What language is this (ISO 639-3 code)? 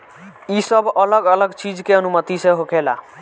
bho